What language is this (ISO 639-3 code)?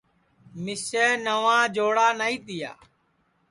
ssi